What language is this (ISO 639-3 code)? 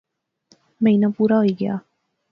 phr